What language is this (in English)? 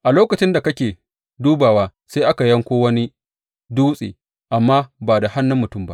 Hausa